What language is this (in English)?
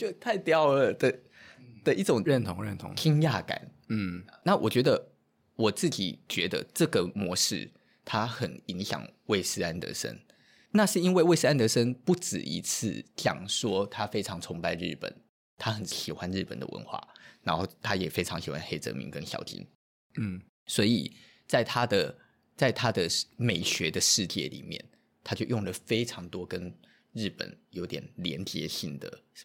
Chinese